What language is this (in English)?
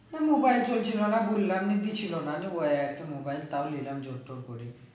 Bangla